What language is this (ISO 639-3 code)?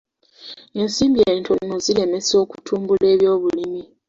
lug